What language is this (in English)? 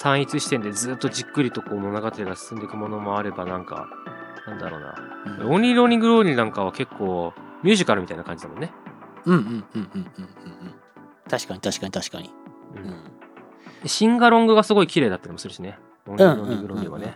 Japanese